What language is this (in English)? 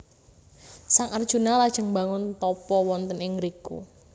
Javanese